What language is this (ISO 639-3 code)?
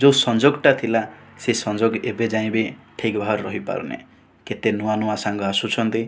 ori